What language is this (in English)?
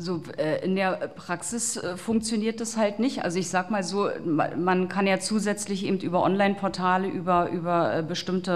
German